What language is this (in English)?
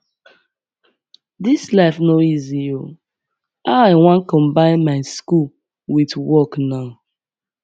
Nigerian Pidgin